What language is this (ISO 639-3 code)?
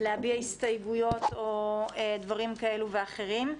heb